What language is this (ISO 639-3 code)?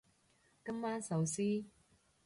yue